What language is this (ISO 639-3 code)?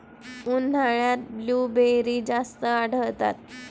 mar